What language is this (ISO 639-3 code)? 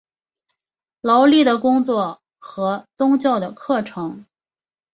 zho